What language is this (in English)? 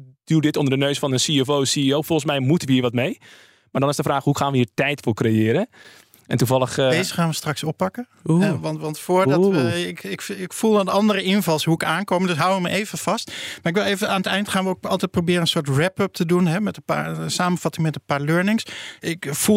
Dutch